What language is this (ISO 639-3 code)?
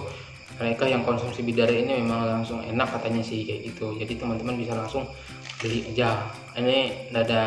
ind